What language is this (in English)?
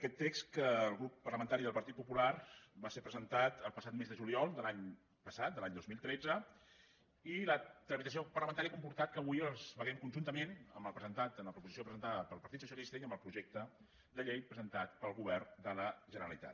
Catalan